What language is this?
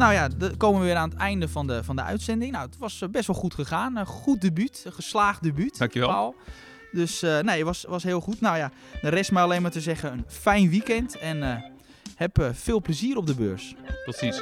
Dutch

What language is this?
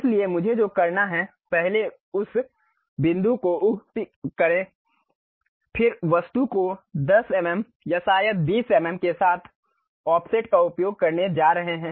Hindi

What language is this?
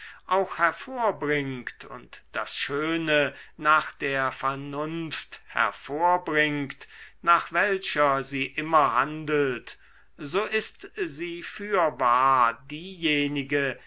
German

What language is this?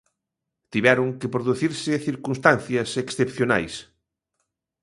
Galician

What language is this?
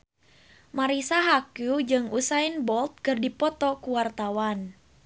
Sundanese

